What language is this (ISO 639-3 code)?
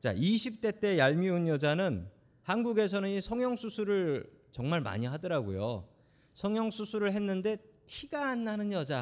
kor